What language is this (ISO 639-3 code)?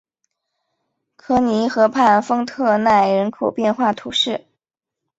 zho